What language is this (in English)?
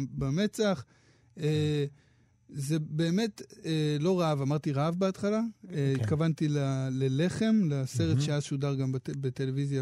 Hebrew